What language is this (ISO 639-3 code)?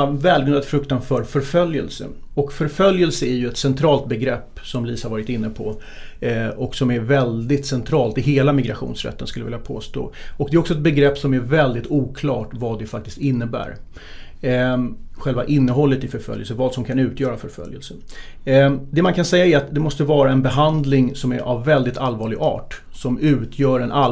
swe